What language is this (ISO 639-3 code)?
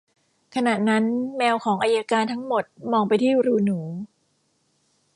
tha